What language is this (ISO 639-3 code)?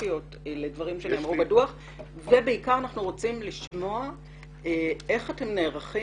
heb